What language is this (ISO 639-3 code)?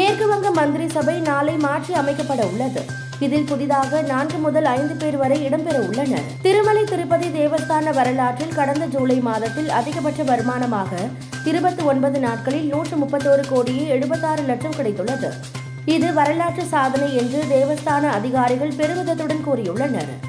tam